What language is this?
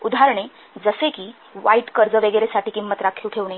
Marathi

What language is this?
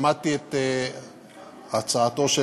Hebrew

